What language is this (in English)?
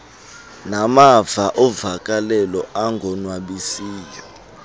Xhosa